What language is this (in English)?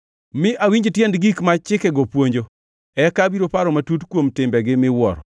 Luo (Kenya and Tanzania)